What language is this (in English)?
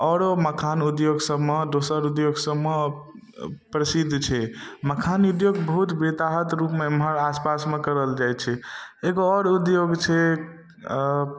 Maithili